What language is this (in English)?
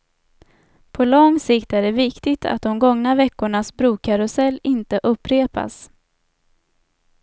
Swedish